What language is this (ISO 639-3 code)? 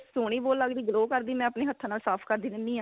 pan